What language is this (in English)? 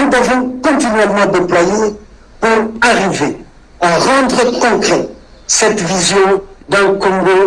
French